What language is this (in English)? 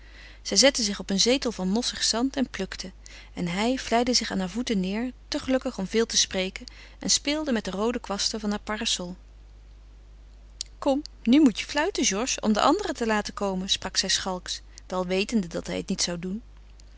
Dutch